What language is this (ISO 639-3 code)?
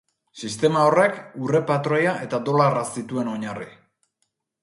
eus